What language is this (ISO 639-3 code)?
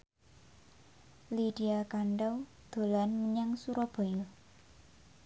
jav